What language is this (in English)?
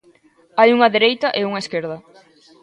Galician